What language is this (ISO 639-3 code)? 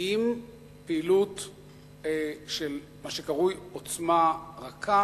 heb